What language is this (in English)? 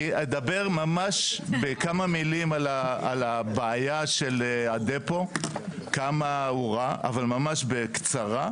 Hebrew